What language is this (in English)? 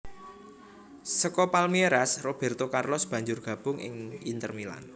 Javanese